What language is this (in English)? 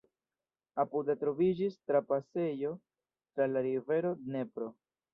Esperanto